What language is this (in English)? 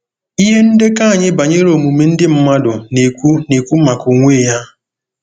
Igbo